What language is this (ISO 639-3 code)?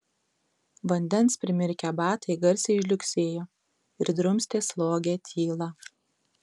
lit